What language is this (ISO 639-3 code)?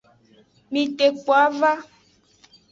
ajg